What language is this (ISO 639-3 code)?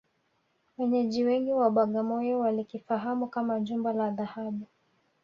swa